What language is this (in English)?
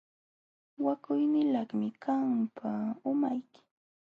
Jauja Wanca Quechua